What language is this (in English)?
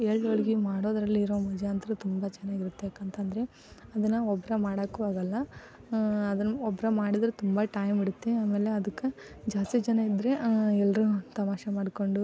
Kannada